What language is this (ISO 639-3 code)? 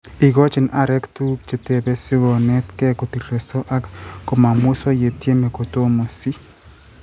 kln